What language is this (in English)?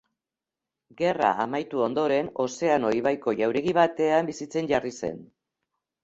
Basque